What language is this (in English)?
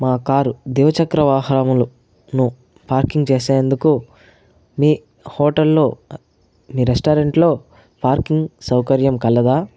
Telugu